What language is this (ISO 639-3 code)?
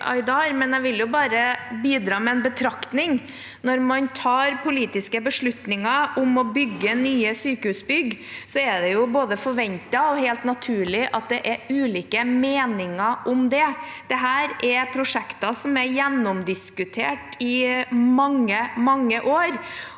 nor